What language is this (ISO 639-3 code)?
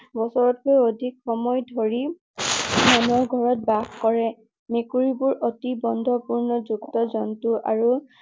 asm